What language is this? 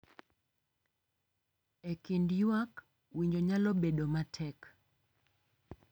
Luo (Kenya and Tanzania)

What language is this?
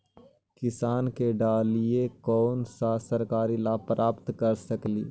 Magahi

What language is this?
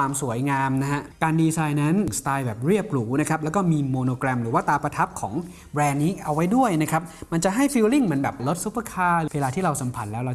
Thai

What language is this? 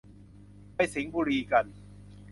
Thai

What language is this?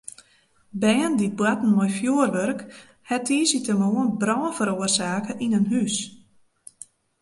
Western Frisian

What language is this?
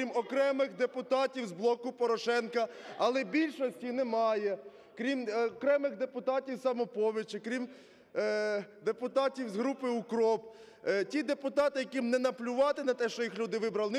Ukrainian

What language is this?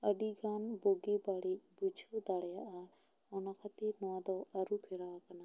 Santali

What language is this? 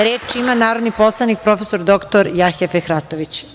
Serbian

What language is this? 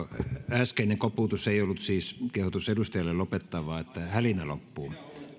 Finnish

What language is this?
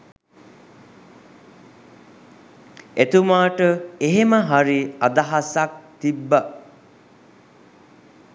Sinhala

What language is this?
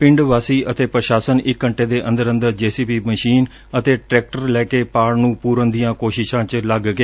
Punjabi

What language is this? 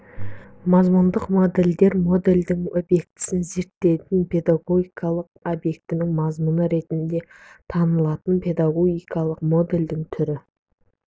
Kazakh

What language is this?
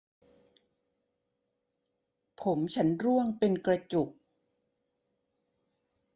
Thai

